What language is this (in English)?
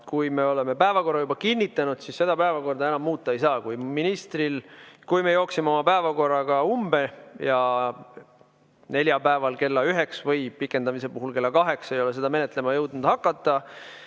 Estonian